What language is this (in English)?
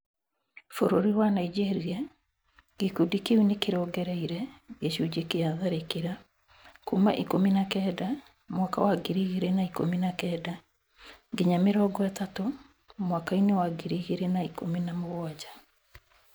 Kikuyu